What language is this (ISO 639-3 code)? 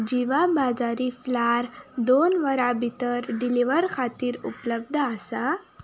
kok